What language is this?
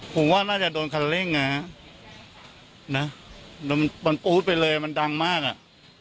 Thai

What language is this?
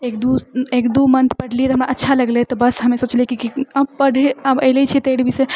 Maithili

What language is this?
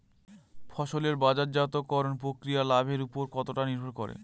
Bangla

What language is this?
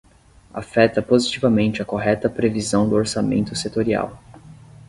Portuguese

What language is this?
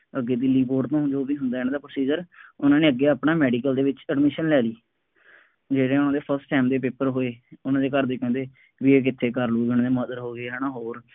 Punjabi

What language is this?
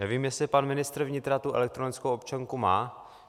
Czech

